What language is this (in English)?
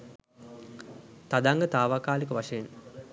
Sinhala